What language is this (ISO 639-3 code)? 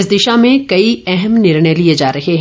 hin